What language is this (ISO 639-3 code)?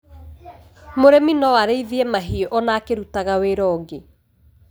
kik